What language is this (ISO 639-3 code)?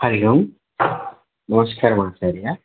san